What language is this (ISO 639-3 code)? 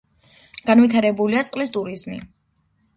kat